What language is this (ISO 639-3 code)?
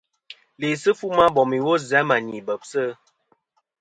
bkm